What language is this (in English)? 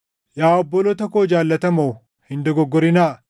Oromo